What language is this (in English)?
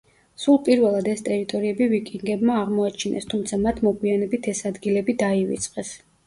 Georgian